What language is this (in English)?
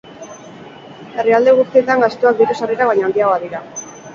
Basque